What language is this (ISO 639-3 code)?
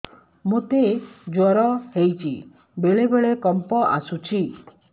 ori